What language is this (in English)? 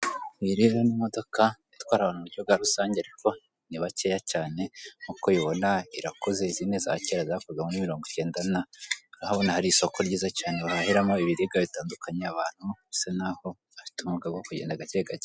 Kinyarwanda